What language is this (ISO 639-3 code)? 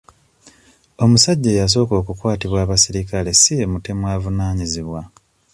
lug